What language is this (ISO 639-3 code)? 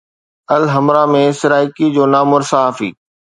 snd